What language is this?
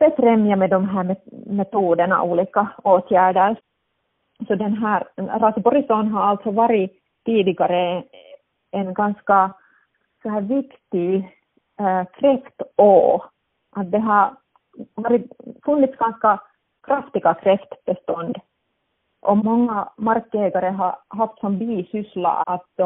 Swedish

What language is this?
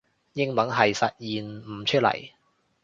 Cantonese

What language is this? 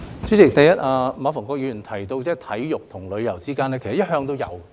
Cantonese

